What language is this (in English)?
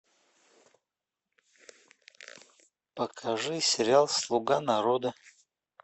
Russian